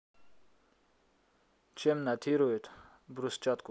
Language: Russian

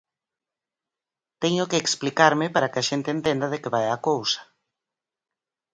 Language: Galician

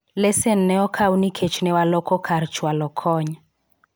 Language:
Luo (Kenya and Tanzania)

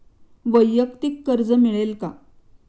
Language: Marathi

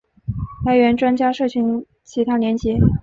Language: Chinese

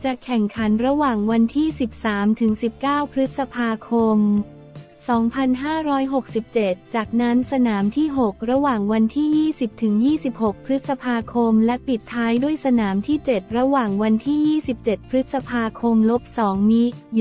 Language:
Thai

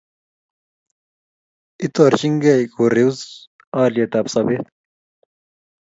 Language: Kalenjin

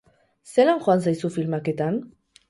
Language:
Basque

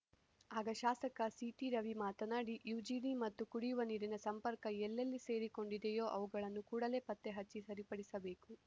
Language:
Kannada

